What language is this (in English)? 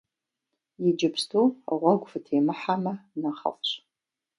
Kabardian